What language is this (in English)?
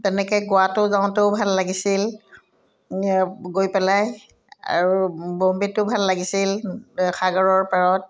Assamese